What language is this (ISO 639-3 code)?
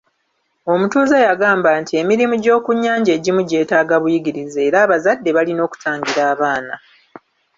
lug